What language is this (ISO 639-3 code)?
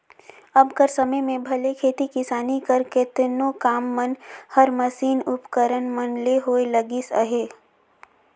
hne